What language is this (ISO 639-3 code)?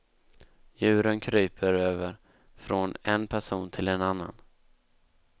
swe